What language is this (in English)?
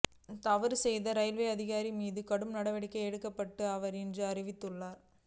Tamil